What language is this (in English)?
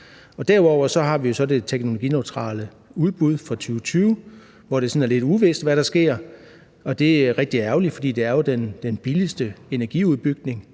Danish